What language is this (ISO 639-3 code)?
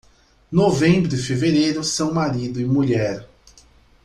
por